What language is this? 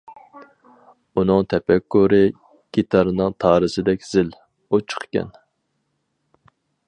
Uyghur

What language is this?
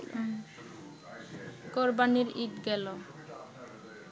Bangla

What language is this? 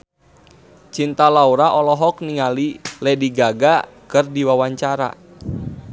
Sundanese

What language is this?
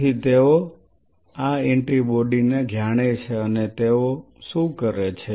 Gujarati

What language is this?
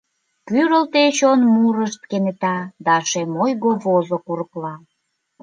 Mari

